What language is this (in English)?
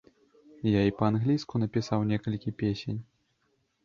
Belarusian